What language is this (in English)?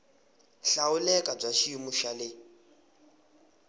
Tsonga